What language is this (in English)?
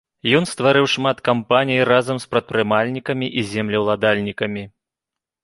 Belarusian